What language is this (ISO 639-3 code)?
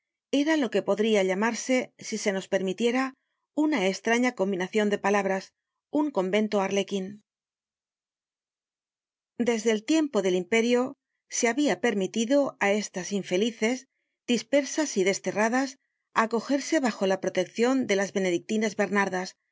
spa